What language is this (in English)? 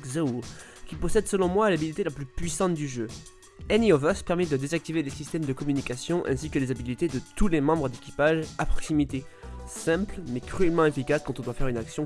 French